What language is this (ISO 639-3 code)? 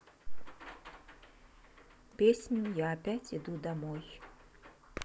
rus